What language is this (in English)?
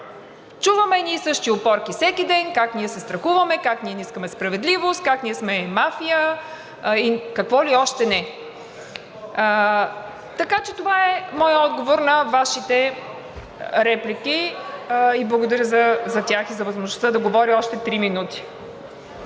Bulgarian